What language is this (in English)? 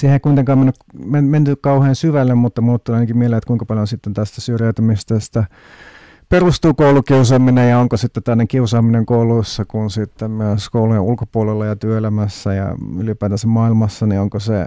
Finnish